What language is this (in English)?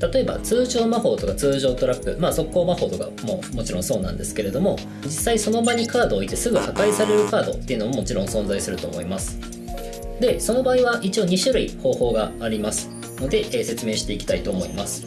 Japanese